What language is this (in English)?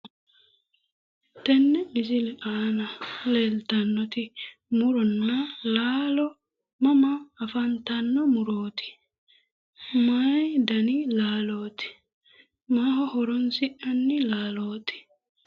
Sidamo